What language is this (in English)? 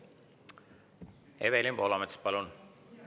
Estonian